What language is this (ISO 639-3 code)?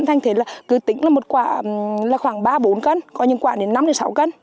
vie